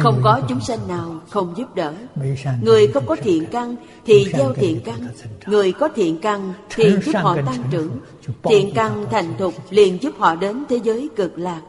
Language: Vietnamese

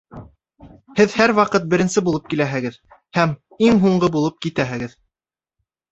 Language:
Bashkir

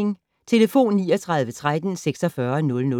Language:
Danish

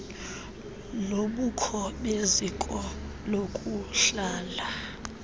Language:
Xhosa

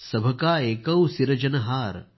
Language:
Marathi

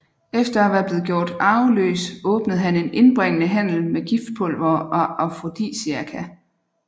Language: Danish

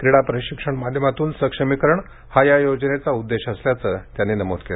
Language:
Marathi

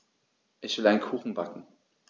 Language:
German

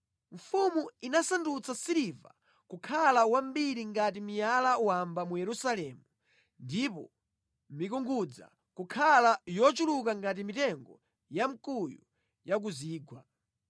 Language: Nyanja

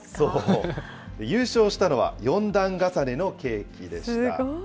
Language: Japanese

